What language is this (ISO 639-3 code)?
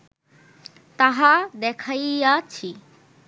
ben